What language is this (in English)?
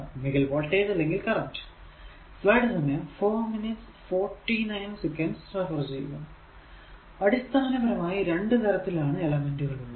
Malayalam